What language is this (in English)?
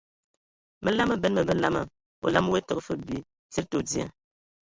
Ewondo